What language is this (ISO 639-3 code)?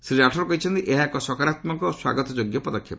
ori